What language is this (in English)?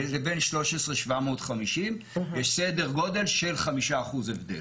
Hebrew